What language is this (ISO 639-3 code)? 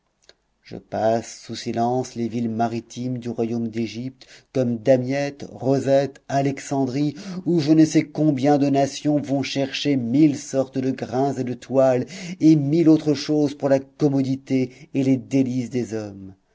fra